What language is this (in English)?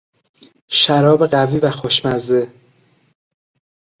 Persian